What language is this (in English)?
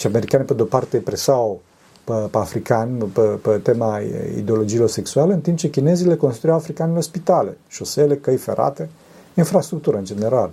Romanian